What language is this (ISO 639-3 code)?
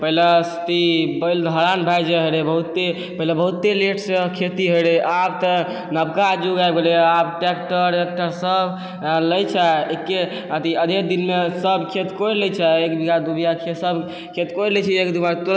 mai